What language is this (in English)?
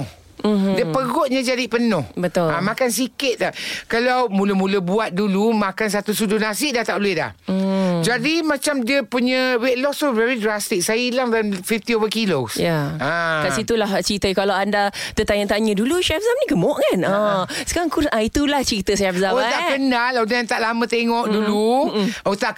Malay